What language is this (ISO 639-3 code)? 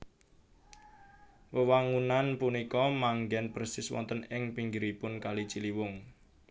jav